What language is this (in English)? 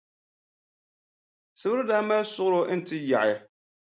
Dagbani